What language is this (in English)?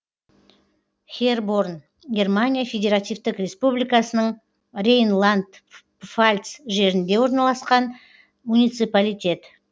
Kazakh